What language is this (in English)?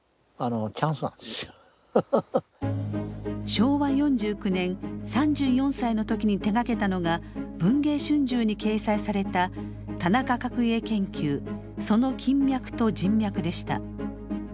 Japanese